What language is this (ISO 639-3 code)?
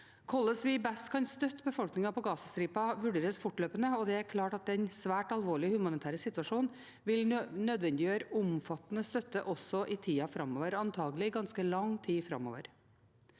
nor